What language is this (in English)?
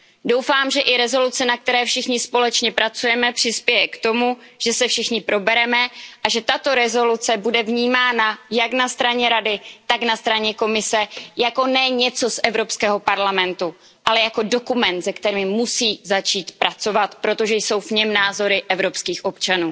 Czech